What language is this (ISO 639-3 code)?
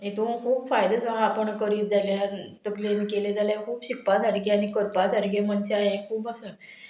kok